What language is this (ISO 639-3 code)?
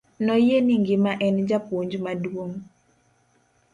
luo